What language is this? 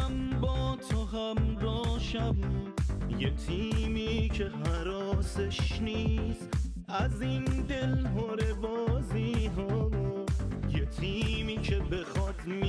Persian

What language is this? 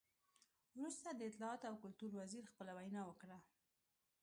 Pashto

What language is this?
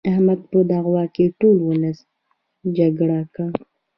Pashto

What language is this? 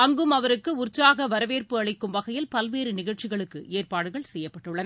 Tamil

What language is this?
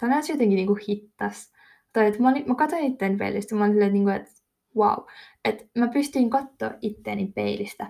Finnish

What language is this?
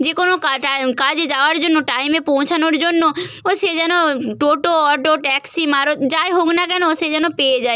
Bangla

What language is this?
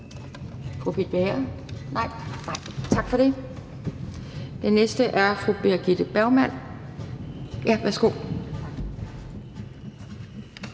Danish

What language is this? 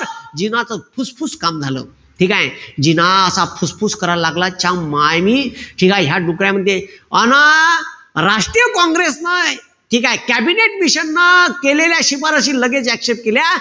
Marathi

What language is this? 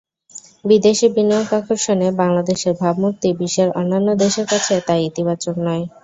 Bangla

